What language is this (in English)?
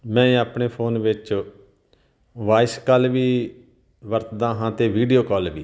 Punjabi